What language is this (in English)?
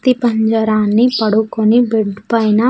Telugu